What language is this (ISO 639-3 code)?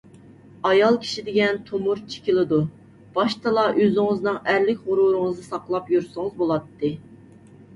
uig